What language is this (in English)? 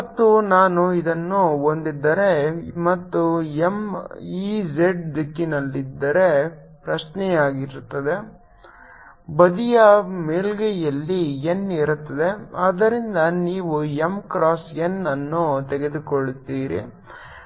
Kannada